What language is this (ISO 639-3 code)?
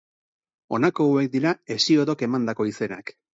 eus